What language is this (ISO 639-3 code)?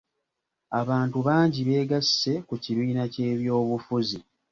lug